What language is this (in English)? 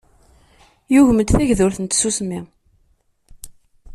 Kabyle